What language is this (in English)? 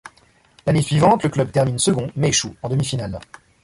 French